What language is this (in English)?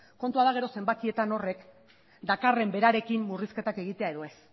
Basque